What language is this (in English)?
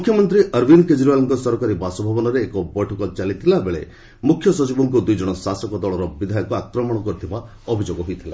Odia